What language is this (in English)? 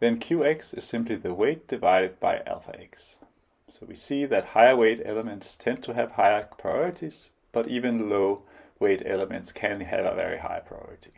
English